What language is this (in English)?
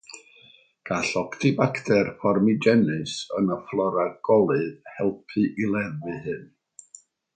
Welsh